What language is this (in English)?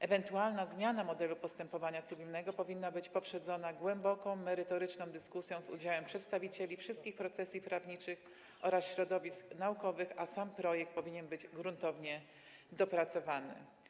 Polish